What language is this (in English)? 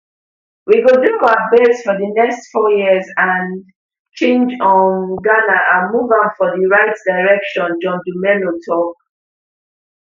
Nigerian Pidgin